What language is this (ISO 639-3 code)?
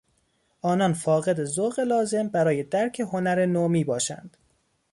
fas